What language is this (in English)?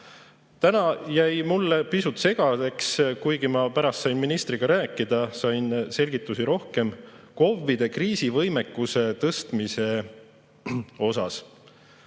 Estonian